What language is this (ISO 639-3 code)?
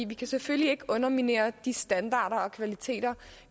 dan